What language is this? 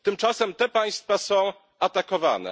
Polish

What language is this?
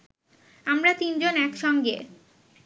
Bangla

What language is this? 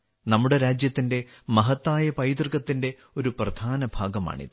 Malayalam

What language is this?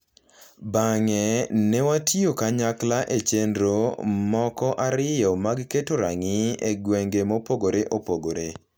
Luo (Kenya and Tanzania)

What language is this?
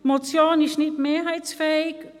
Swiss German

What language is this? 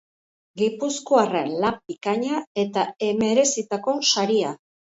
Basque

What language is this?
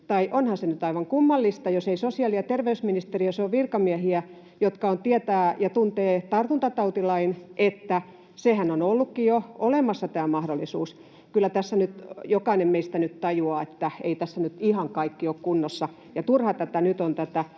Finnish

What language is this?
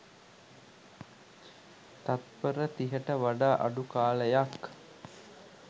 Sinhala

